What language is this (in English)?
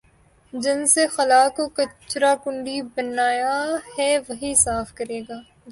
Urdu